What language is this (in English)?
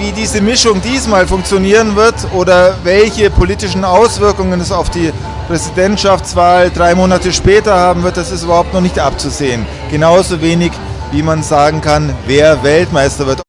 German